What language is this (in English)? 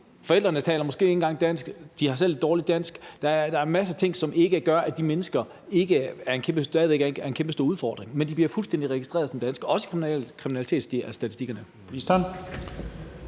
Danish